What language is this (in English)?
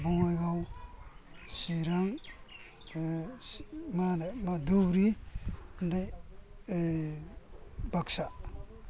Bodo